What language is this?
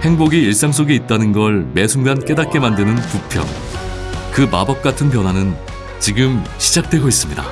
Korean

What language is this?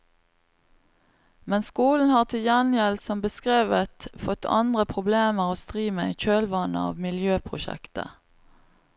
Norwegian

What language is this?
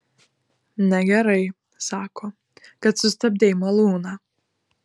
Lithuanian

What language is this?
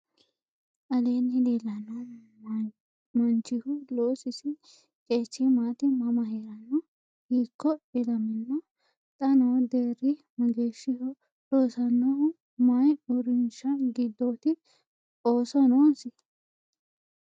Sidamo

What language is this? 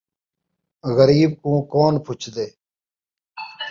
Saraiki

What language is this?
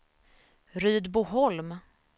Swedish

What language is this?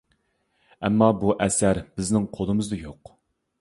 Uyghur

